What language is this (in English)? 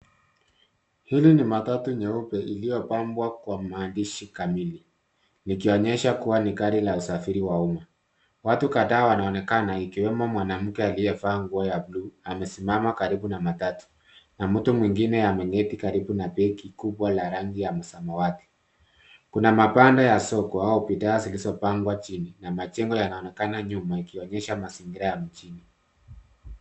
Swahili